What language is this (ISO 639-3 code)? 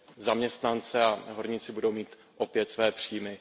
ces